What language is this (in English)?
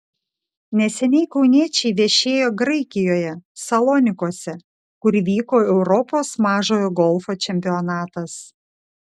Lithuanian